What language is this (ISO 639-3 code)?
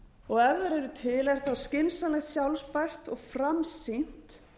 isl